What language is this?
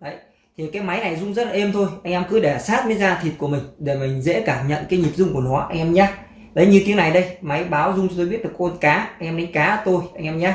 Vietnamese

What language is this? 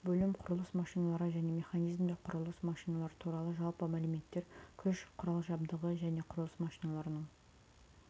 Kazakh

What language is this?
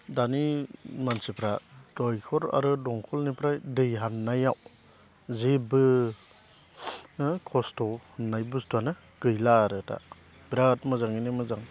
Bodo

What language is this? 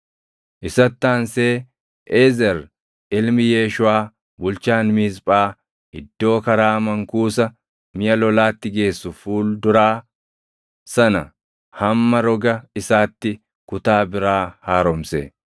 Oromo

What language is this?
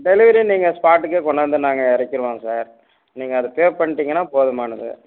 Tamil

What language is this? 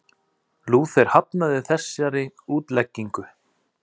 Icelandic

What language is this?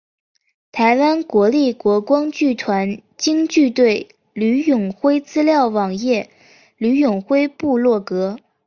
Chinese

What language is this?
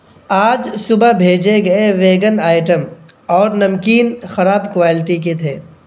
Urdu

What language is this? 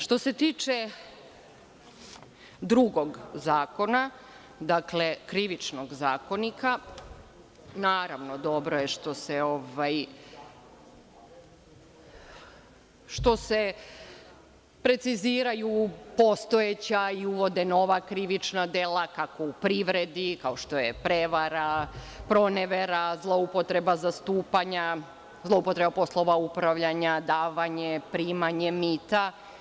Serbian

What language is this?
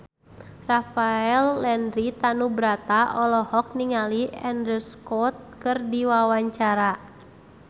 Sundanese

